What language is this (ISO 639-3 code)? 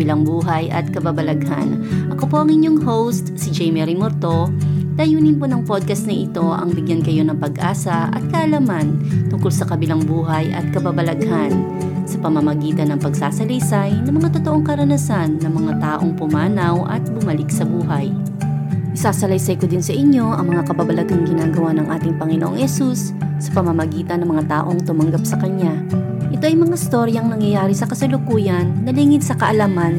fil